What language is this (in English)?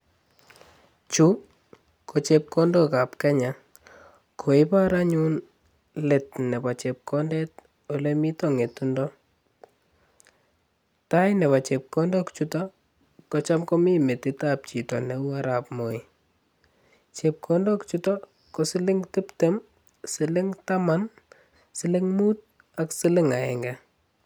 Kalenjin